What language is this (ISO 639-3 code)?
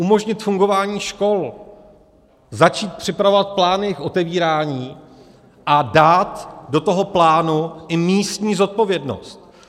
ces